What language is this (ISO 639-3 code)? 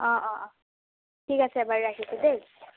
asm